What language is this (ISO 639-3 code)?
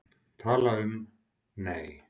isl